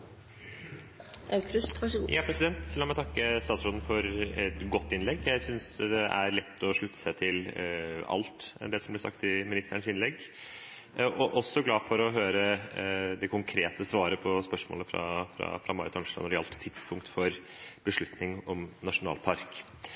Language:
Norwegian Bokmål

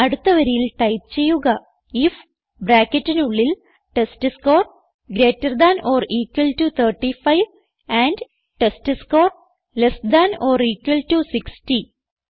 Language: Malayalam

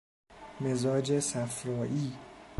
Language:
Persian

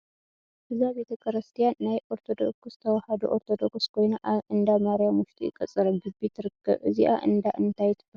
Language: Tigrinya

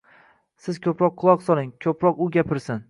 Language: Uzbek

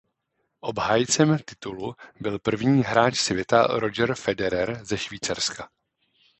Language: Czech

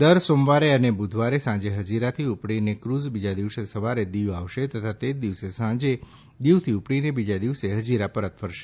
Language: Gujarati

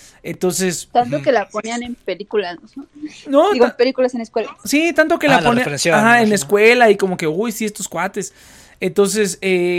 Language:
Spanish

